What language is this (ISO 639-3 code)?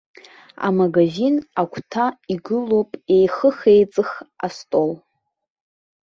abk